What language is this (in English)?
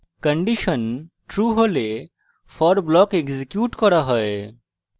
Bangla